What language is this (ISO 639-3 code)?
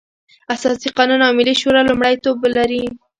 pus